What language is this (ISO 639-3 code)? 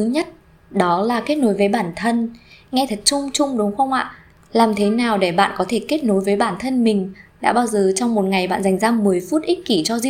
vie